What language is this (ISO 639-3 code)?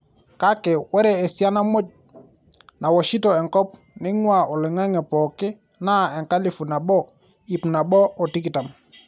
mas